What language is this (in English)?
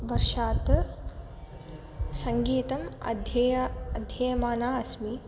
Sanskrit